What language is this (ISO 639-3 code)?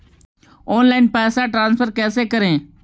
mag